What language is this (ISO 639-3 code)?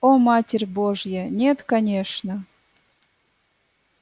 rus